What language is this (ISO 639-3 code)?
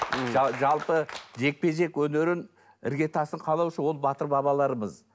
kaz